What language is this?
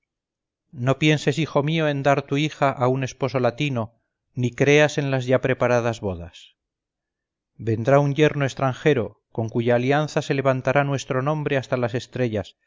Spanish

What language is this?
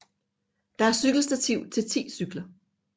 Danish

